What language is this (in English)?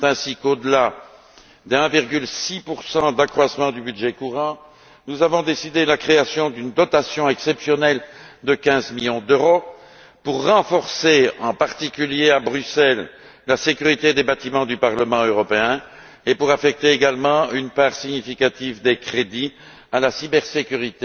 French